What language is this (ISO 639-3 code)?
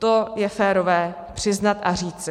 ces